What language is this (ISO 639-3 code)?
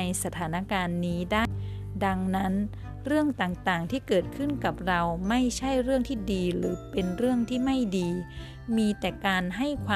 tha